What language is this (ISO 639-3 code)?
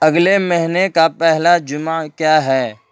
urd